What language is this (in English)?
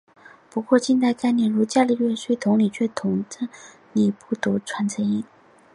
Chinese